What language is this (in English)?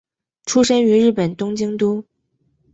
Chinese